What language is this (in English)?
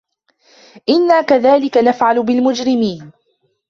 Arabic